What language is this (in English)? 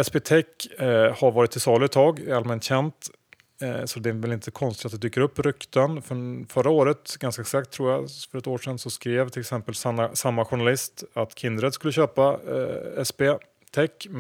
Swedish